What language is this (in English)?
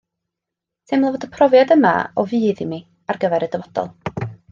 Welsh